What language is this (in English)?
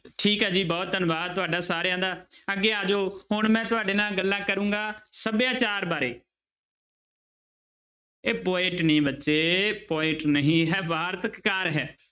Punjabi